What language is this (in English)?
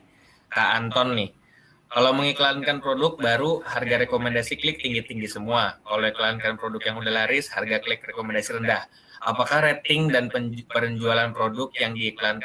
Indonesian